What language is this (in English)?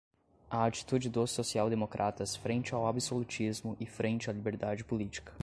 Portuguese